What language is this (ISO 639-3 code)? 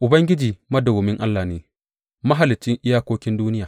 hau